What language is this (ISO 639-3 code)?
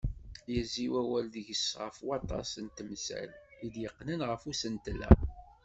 kab